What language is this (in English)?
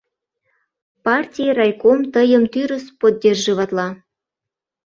Mari